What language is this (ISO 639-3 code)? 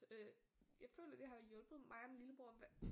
dan